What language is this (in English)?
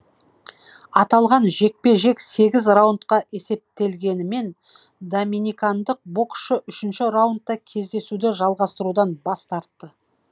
Kazakh